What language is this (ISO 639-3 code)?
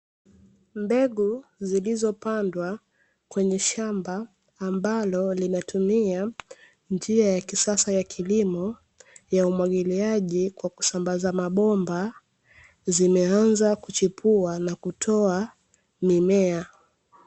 swa